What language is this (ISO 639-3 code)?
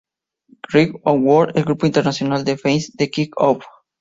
spa